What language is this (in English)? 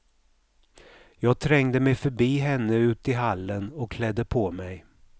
Swedish